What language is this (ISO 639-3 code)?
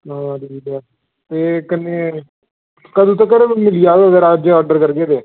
doi